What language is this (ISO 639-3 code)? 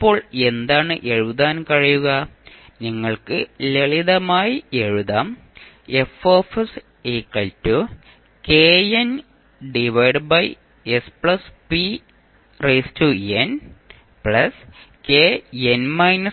mal